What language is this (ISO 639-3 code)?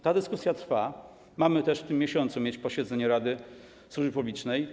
pol